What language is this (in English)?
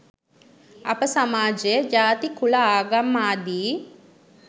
Sinhala